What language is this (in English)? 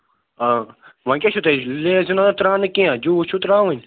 Kashmiri